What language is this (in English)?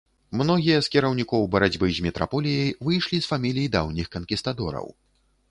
Belarusian